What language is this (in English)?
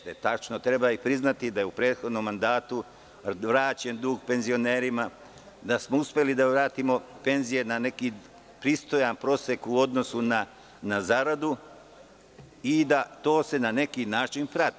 Serbian